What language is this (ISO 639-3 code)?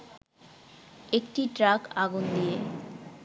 ben